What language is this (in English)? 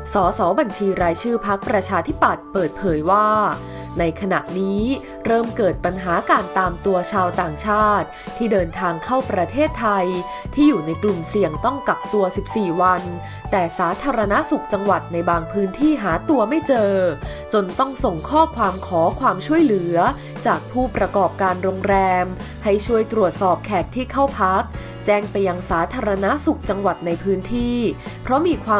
Thai